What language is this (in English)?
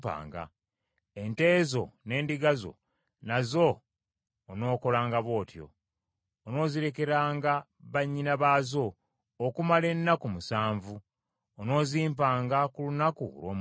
Ganda